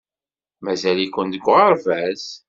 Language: Kabyle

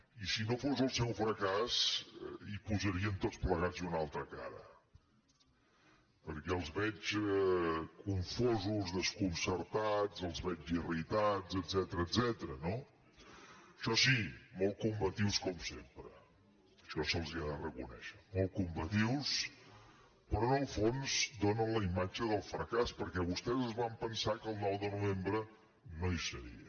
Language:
Catalan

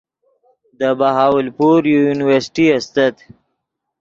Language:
Yidgha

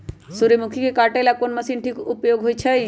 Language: Magahi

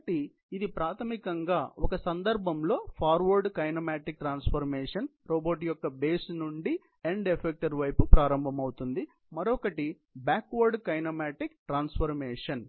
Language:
Telugu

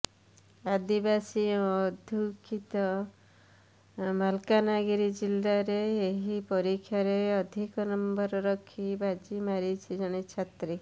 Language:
Odia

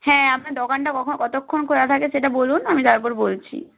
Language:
Bangla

